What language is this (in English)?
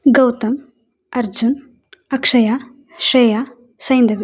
Sanskrit